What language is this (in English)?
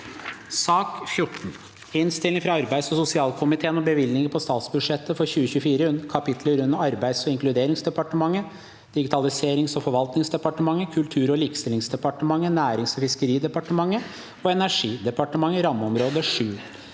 Norwegian